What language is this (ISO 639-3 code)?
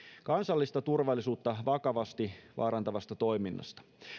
fin